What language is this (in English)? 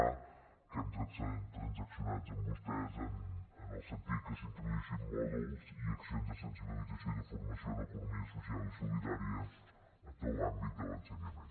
Catalan